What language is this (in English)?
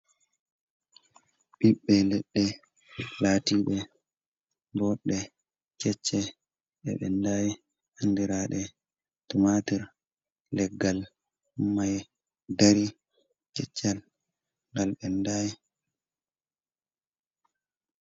Fula